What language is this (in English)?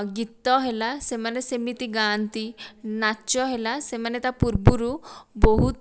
Odia